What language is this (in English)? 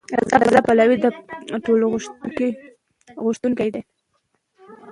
Pashto